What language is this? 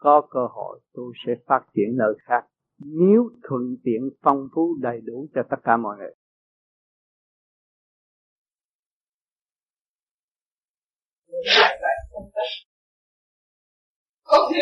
Vietnamese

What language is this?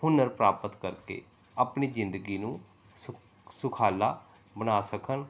Punjabi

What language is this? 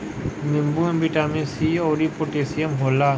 Bhojpuri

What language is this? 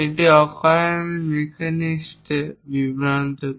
Bangla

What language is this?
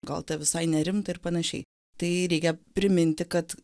Lithuanian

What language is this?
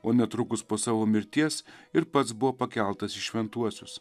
Lithuanian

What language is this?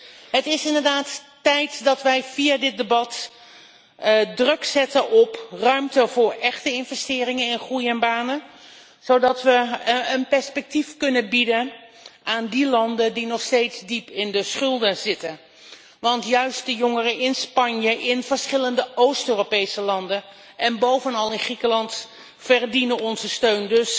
Dutch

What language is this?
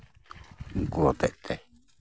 Santali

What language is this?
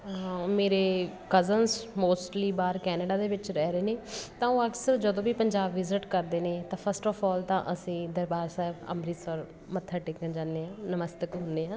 Punjabi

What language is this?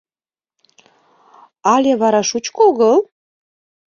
Mari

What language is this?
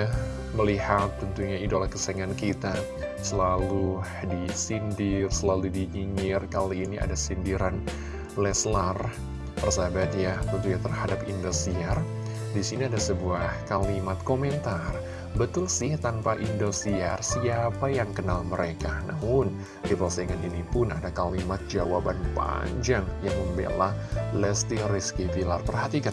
Indonesian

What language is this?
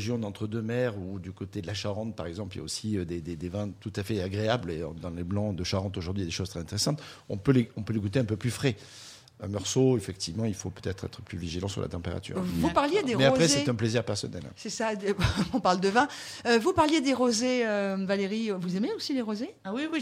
French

